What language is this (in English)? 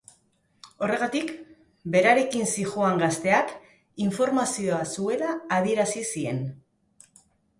Basque